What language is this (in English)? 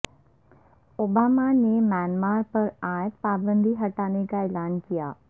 Urdu